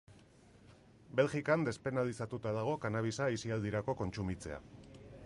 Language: Basque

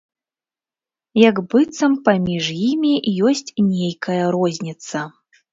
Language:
Belarusian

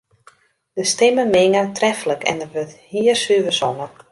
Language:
Western Frisian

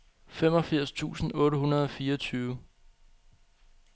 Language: Danish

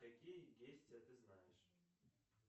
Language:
Russian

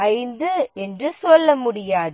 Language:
Tamil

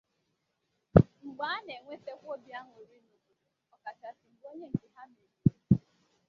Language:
Igbo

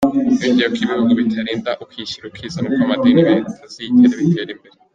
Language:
Kinyarwanda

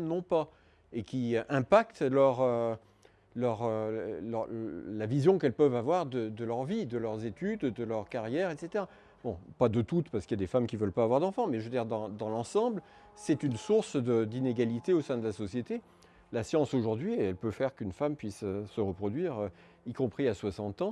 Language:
French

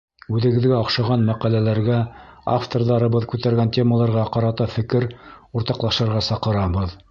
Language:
Bashkir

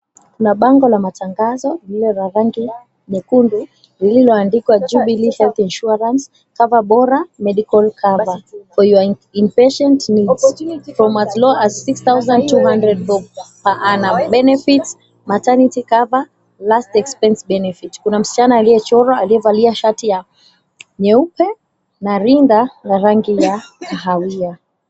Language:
Swahili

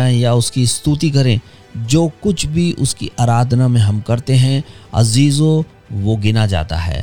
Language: Hindi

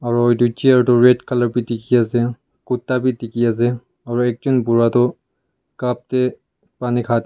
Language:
Naga Pidgin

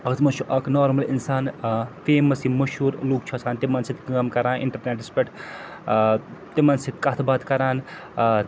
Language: Kashmiri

